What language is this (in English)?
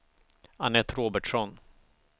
Swedish